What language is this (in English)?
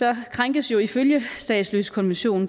Danish